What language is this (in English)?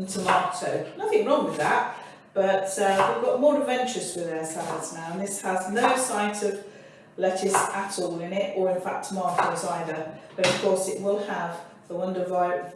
English